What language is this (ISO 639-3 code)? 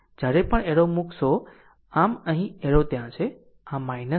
guj